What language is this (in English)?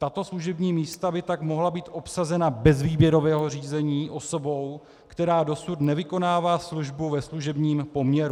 Czech